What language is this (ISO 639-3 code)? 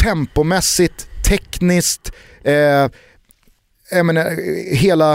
swe